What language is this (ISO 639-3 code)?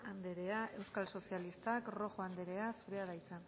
eus